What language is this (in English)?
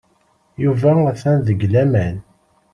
Kabyle